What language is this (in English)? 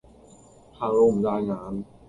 Cantonese